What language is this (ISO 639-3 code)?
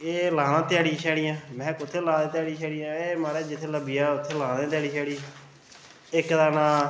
doi